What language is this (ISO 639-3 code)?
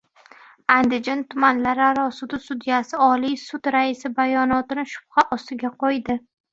uzb